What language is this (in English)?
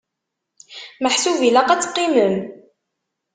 Kabyle